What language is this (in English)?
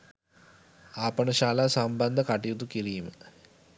Sinhala